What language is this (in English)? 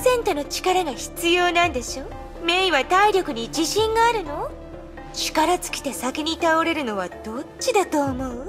Japanese